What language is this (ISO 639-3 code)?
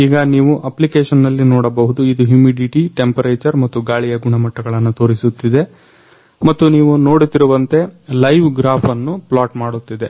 kan